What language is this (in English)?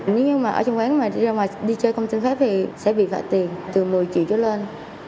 Vietnamese